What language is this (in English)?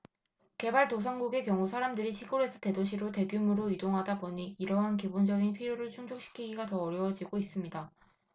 Korean